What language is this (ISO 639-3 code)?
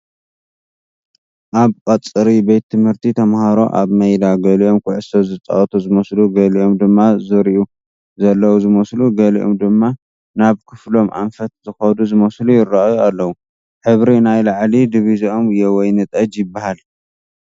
tir